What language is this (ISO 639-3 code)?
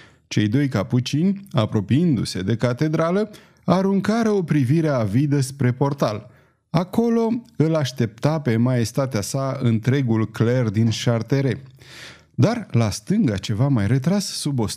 ron